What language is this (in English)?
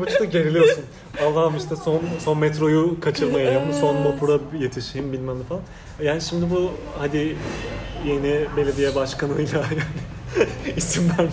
Turkish